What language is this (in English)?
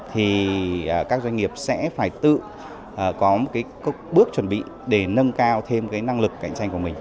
Vietnamese